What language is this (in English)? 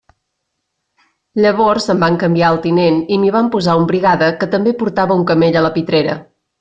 Catalan